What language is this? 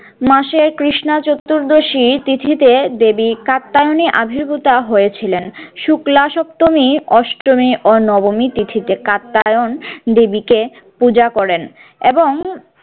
Bangla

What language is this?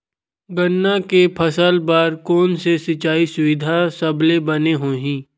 Chhattisgarhi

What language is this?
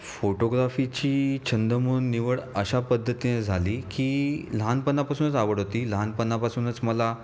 Marathi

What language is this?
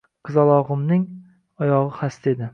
Uzbek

